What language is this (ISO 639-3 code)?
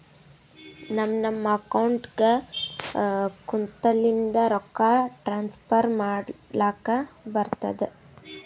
kan